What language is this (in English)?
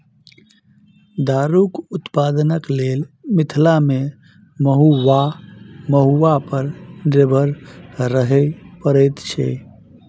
Maithili